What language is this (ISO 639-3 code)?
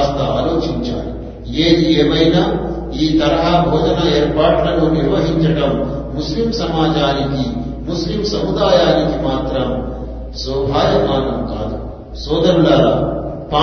tel